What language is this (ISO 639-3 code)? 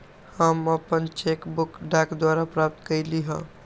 mag